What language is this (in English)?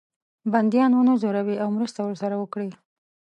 Pashto